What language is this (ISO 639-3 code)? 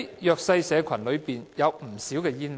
yue